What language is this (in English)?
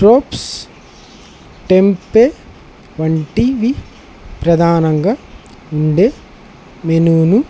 Telugu